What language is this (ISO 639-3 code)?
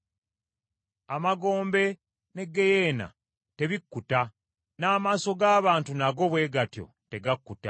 lug